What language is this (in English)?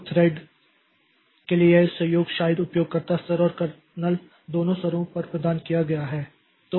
Hindi